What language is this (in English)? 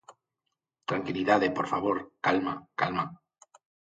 Galician